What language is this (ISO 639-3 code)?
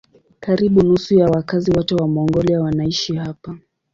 swa